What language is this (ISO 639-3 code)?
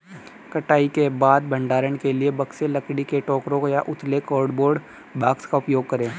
hin